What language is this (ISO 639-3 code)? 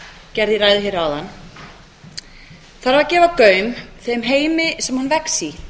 isl